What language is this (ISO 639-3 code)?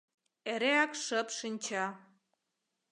chm